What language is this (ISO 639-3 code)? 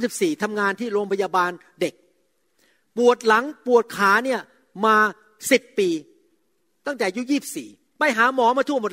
tha